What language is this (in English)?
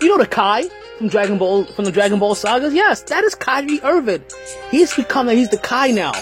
English